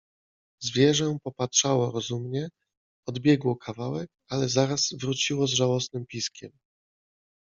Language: Polish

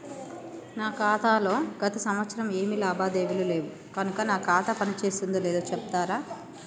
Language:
Telugu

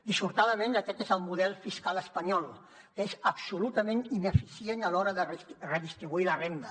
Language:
Catalan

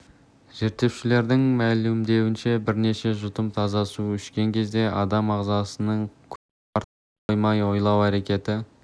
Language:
Kazakh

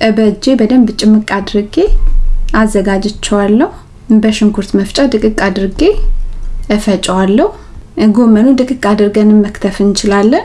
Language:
Amharic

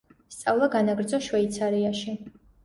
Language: Georgian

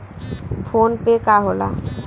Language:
Bhojpuri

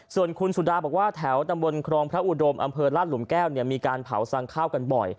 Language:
Thai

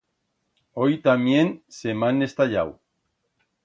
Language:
Aragonese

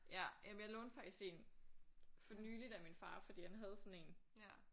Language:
Danish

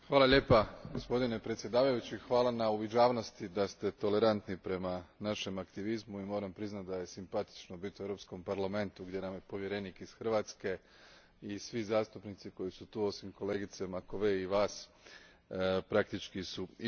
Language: Croatian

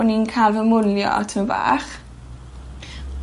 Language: Welsh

